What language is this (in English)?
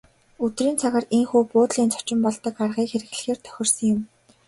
Mongolian